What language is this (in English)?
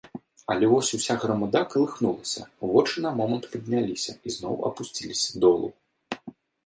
Belarusian